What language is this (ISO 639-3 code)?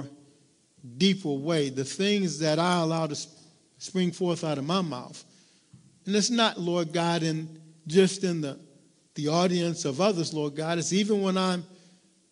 eng